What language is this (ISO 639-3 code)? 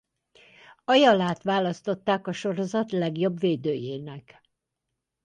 hun